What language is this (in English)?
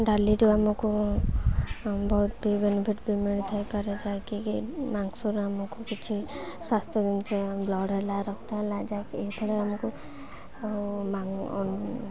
Odia